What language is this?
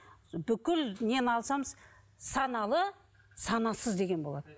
Kazakh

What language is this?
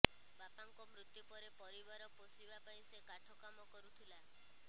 Odia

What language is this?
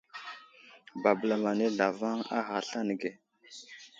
Wuzlam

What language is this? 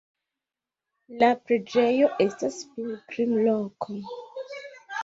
Esperanto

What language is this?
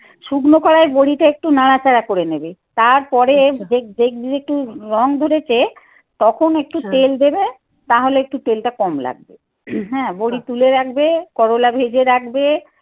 Bangla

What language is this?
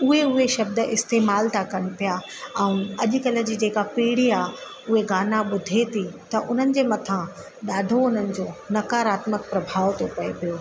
Sindhi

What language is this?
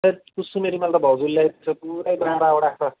Nepali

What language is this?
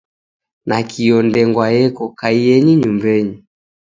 Taita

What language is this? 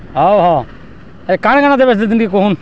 Odia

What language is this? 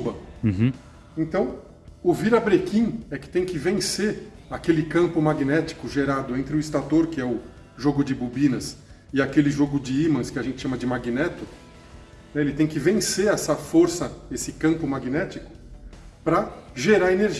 Portuguese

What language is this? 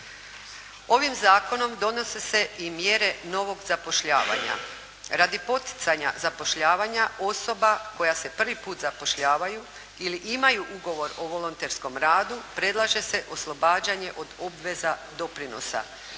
Croatian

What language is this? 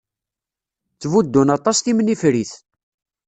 Kabyle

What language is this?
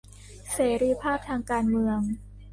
Thai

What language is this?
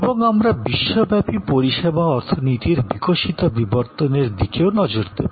Bangla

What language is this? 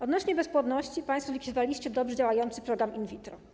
Polish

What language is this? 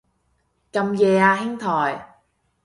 Cantonese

